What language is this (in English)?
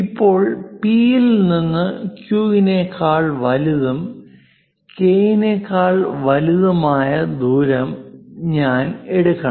Malayalam